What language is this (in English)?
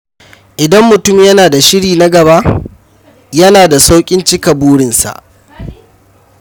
Hausa